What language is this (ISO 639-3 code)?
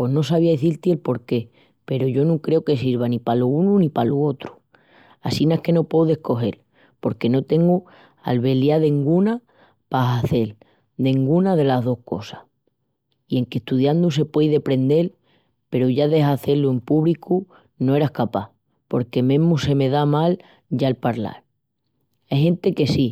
ext